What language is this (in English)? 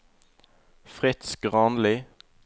Norwegian